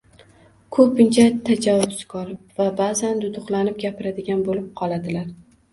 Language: Uzbek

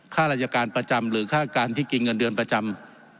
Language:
Thai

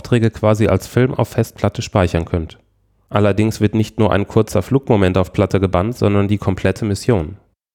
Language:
German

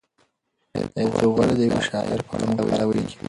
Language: Pashto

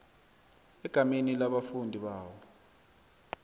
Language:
South Ndebele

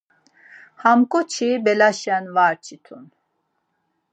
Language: Laz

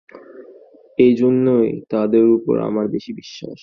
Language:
Bangla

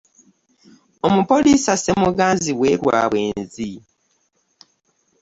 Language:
Ganda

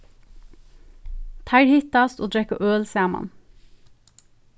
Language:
Faroese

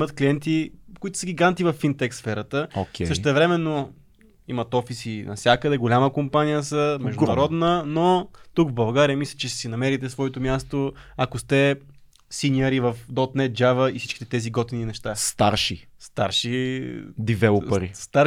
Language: Bulgarian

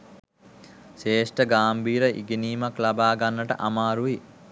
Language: Sinhala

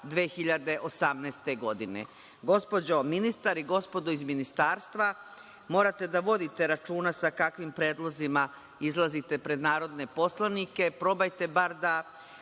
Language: Serbian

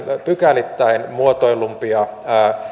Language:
Finnish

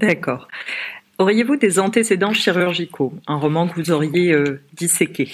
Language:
French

